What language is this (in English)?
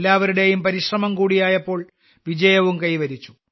Malayalam